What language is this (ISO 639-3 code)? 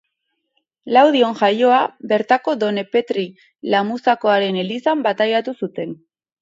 eus